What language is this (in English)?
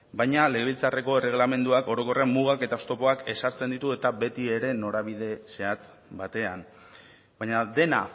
Basque